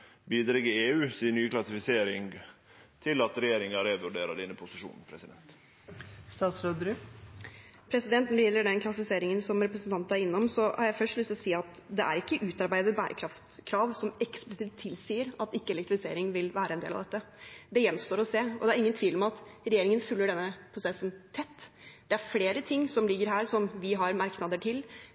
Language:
Norwegian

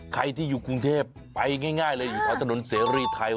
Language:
Thai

